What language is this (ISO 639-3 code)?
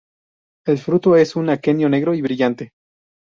spa